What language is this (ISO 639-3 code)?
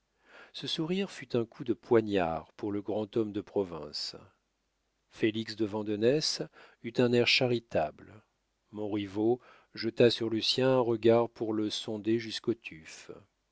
fra